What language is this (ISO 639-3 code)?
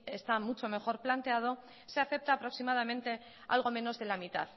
spa